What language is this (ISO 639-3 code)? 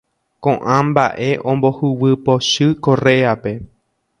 grn